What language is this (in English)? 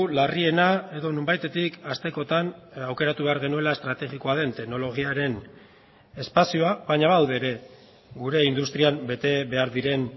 Basque